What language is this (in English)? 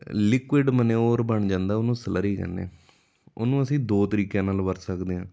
Punjabi